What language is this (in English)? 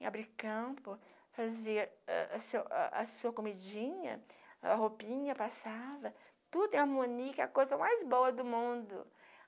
Portuguese